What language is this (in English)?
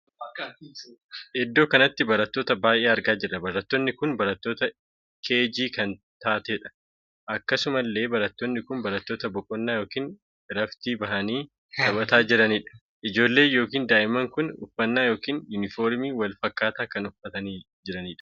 Oromo